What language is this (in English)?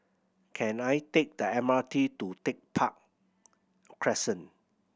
English